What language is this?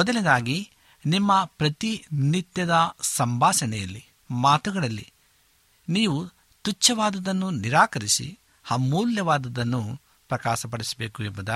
Kannada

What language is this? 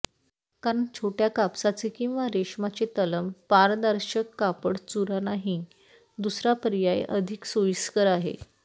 Marathi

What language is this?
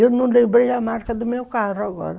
Portuguese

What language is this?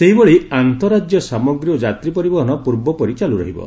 Odia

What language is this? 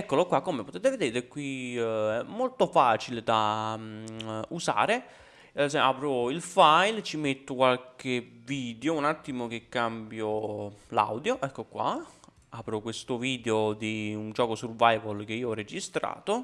Italian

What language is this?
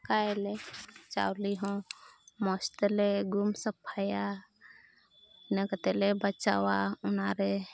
Santali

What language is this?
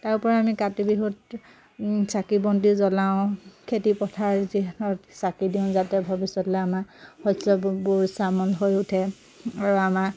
Assamese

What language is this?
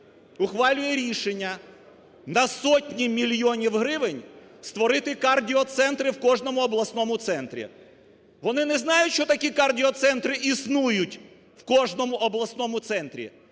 Ukrainian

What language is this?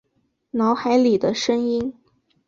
Chinese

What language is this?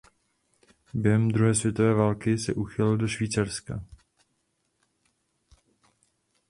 Czech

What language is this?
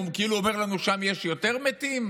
Hebrew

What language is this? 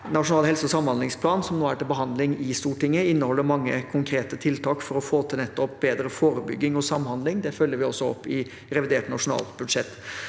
Norwegian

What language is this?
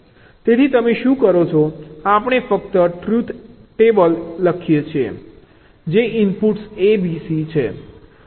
Gujarati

